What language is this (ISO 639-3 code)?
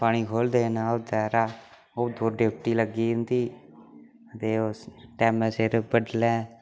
doi